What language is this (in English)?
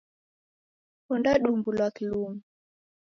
Taita